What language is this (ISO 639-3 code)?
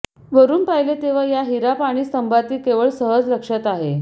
mar